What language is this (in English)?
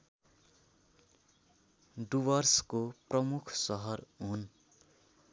Nepali